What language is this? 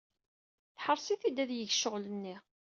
Kabyle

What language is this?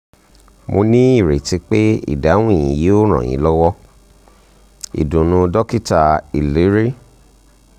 Yoruba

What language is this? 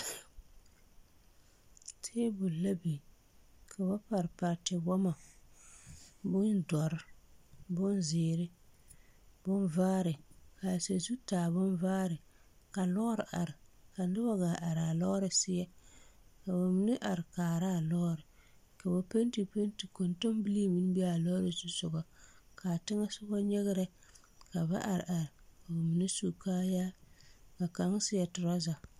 Southern Dagaare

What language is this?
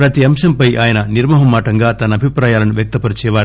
Telugu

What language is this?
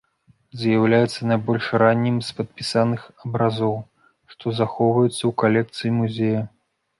Belarusian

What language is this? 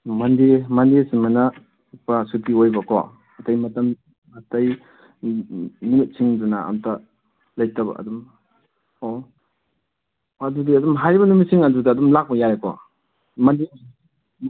Manipuri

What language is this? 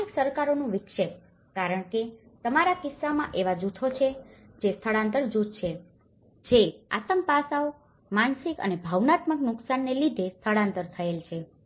Gujarati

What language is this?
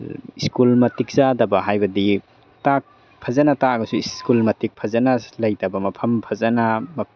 Manipuri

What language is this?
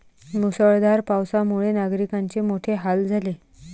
Marathi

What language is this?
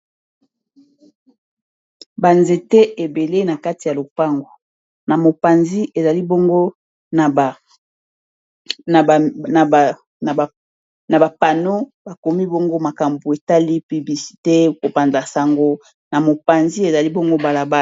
Lingala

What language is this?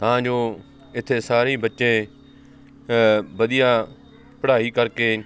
Punjabi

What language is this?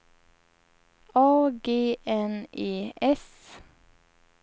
Swedish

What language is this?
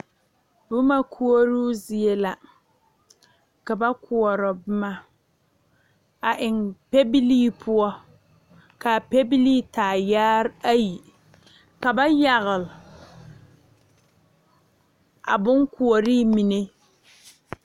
Southern Dagaare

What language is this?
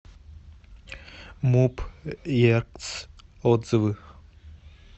Russian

